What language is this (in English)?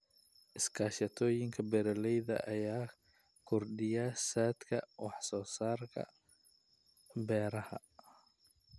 Somali